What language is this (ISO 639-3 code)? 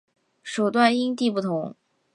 zho